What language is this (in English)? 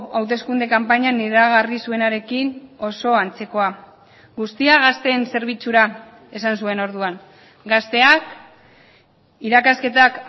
Basque